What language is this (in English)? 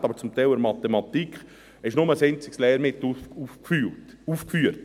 Swiss German